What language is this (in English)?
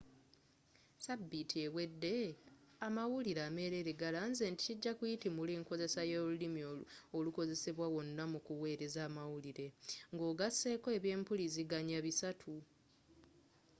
Ganda